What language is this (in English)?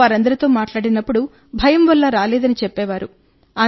Telugu